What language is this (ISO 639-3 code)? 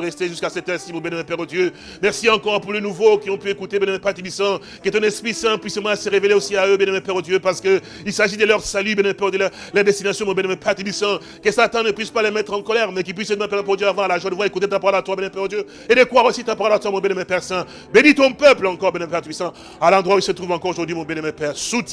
fra